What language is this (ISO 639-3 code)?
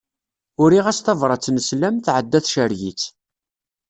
kab